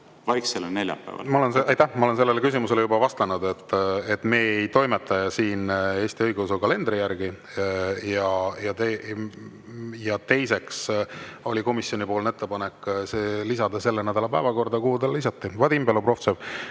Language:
Estonian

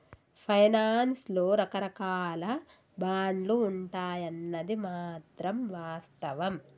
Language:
Telugu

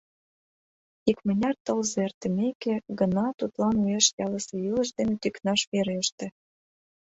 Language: Mari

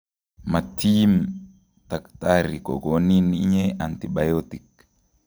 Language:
Kalenjin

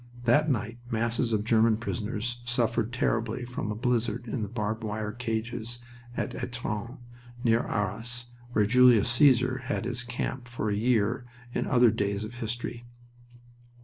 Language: English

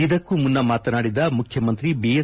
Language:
Kannada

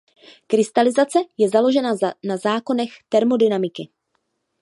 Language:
Czech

